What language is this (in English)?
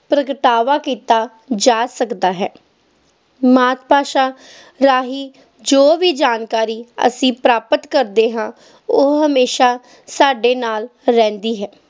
Punjabi